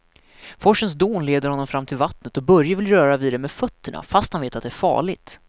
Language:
Swedish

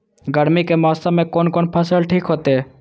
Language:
Maithili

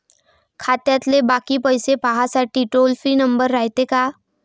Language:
Marathi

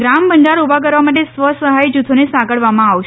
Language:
Gujarati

